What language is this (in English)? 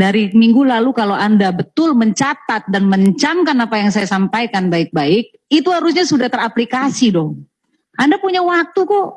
Indonesian